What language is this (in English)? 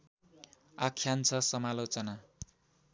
Nepali